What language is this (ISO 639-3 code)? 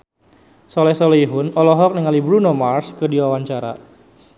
sun